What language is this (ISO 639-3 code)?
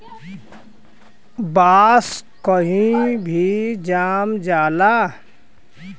bho